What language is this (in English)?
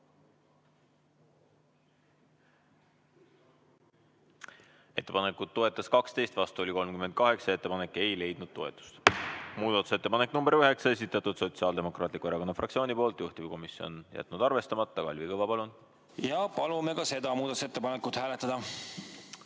Estonian